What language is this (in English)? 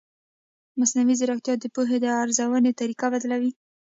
Pashto